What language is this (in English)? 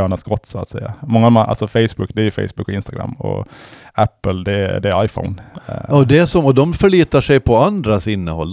Swedish